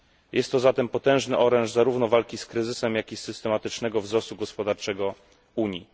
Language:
Polish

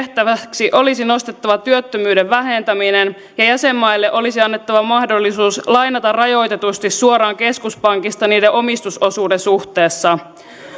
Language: Finnish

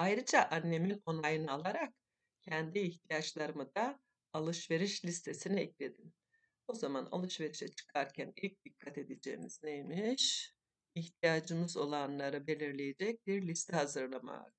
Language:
Turkish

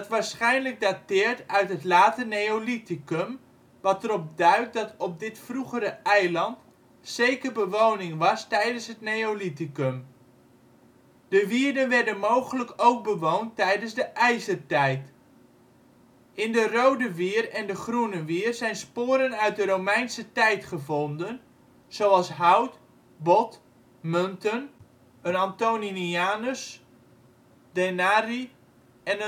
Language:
Dutch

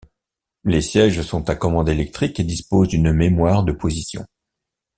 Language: French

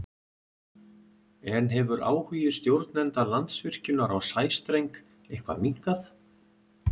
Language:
Icelandic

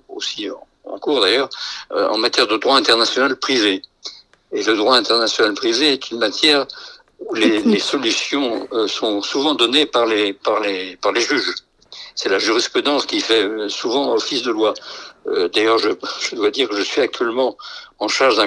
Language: French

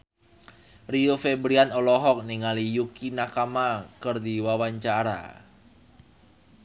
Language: Sundanese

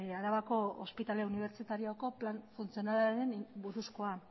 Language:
Basque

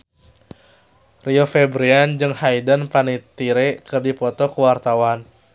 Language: Sundanese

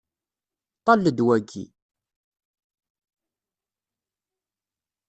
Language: Kabyle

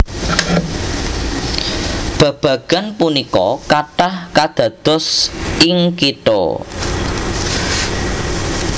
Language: Javanese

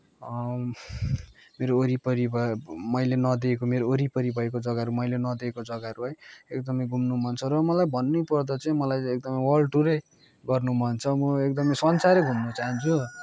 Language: Nepali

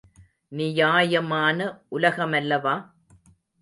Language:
Tamil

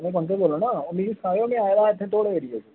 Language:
Dogri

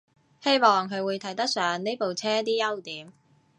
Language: Cantonese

